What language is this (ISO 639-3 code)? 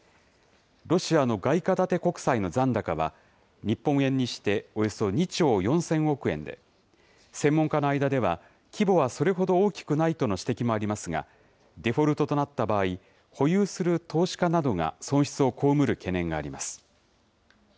jpn